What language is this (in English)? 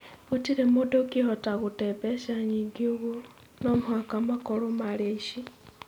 Kikuyu